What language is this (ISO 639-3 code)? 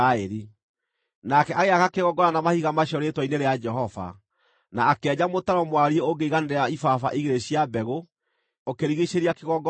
kik